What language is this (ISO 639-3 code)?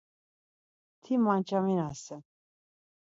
lzz